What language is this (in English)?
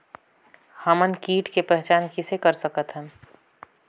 Chhattisgarhi